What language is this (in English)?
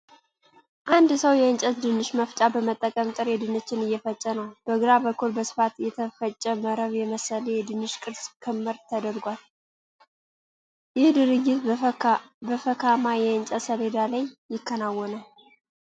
Amharic